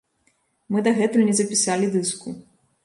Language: Belarusian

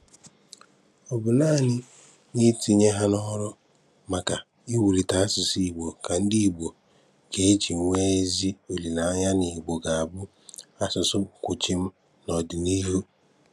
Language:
Igbo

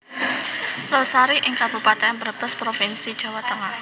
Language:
Javanese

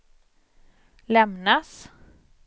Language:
Swedish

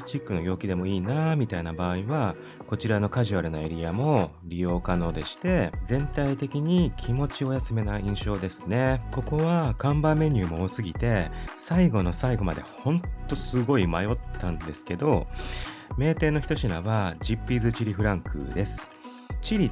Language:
Japanese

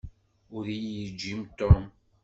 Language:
Kabyle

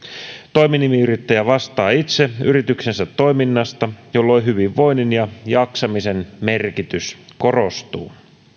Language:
Finnish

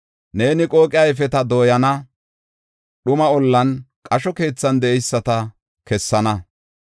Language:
Gofa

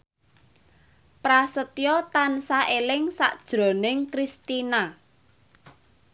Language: Javanese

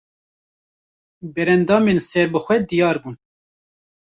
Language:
Kurdish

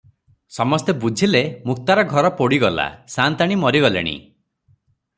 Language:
Odia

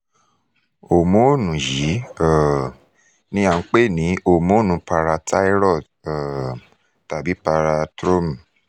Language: Yoruba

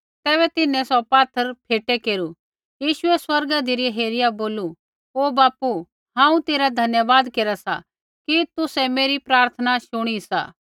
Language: Kullu Pahari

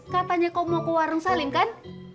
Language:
Indonesian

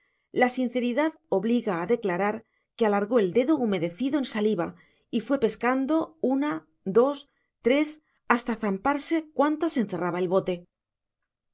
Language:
Spanish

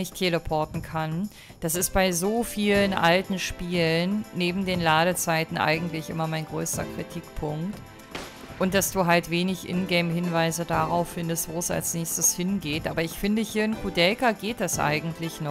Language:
German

